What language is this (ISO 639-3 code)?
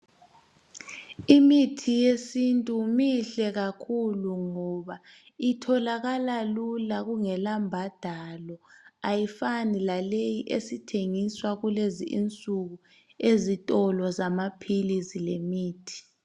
nde